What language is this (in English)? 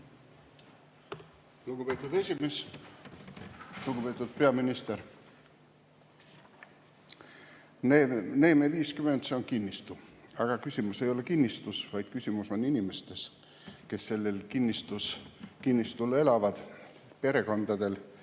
Estonian